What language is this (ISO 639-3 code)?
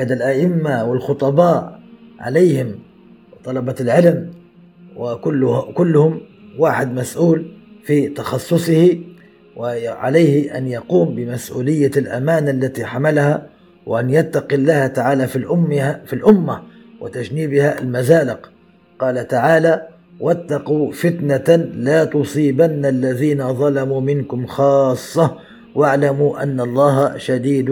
ara